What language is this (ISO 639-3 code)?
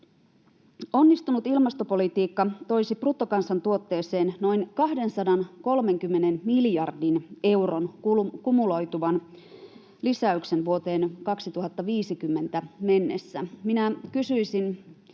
fin